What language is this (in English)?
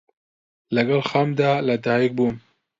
Central Kurdish